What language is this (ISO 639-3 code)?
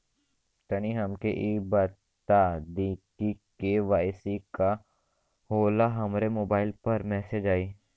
bho